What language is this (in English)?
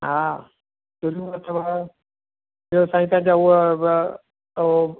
Sindhi